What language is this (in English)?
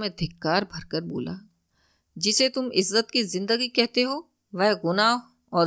Hindi